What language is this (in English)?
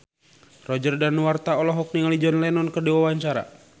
Sundanese